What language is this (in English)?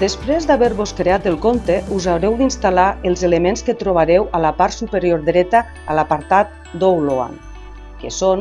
Catalan